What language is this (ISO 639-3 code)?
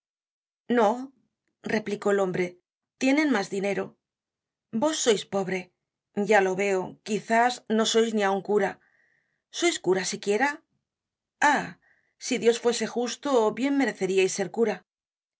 spa